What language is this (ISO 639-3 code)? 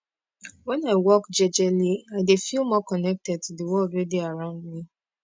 pcm